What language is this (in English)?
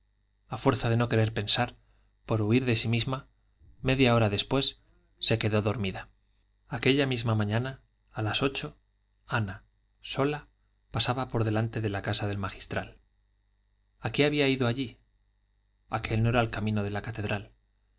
Spanish